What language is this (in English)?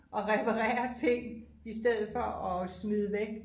Danish